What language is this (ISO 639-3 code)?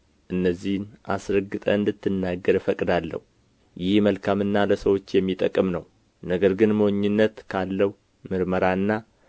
amh